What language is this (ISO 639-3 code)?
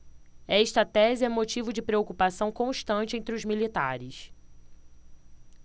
por